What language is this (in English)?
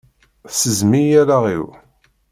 Kabyle